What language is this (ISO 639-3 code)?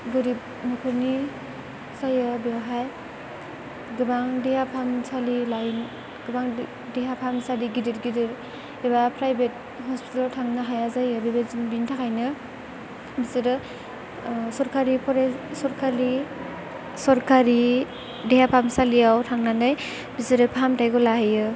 brx